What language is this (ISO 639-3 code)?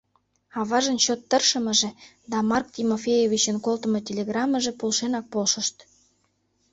chm